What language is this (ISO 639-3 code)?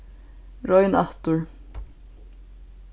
fao